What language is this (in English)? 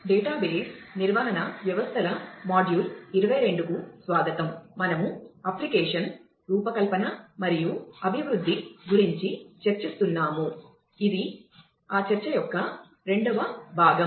Telugu